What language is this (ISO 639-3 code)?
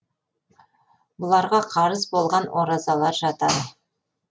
kaz